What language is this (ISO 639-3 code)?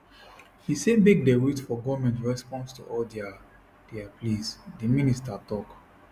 pcm